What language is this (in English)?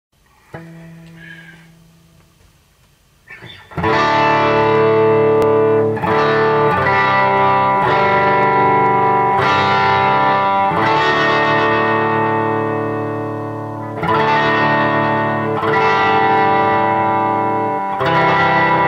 English